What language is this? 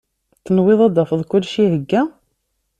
Kabyle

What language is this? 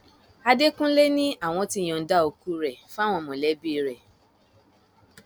Yoruba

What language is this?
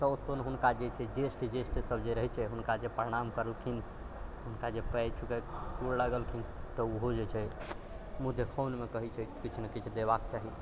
Maithili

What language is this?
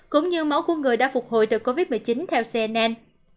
Vietnamese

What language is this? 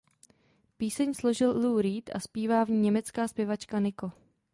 Czech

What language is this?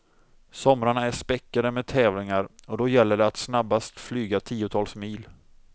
Swedish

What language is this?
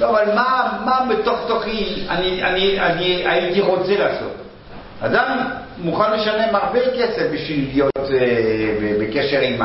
Hebrew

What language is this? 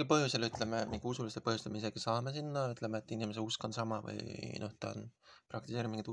Finnish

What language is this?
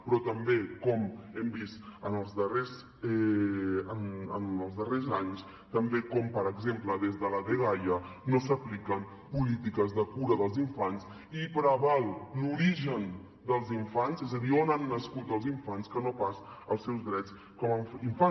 Catalan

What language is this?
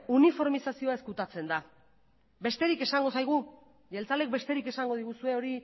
Basque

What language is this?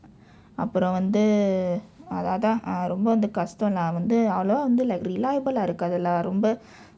English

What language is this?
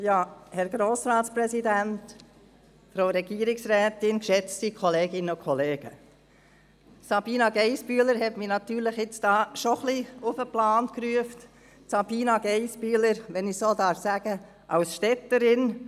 Swiss German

